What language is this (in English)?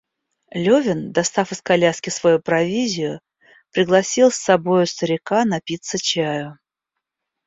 Russian